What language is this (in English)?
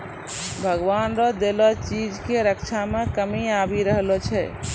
Maithili